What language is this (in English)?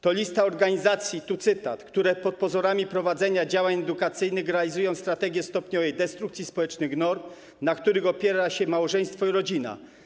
Polish